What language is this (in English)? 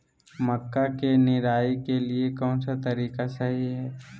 Magahi